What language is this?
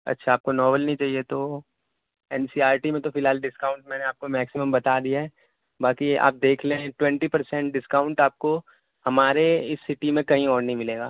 Urdu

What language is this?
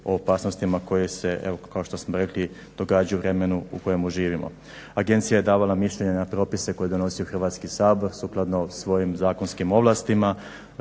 Croatian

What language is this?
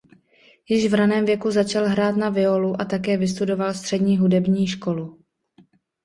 Czech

